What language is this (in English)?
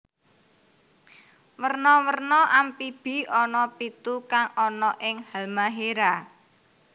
Javanese